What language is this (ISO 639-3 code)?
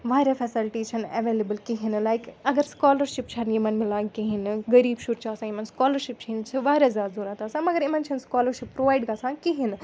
kas